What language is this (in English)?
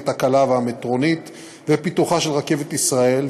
Hebrew